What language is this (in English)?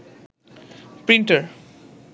Bangla